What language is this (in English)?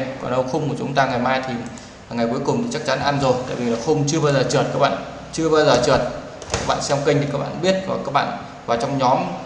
Vietnamese